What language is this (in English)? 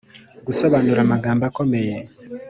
Kinyarwanda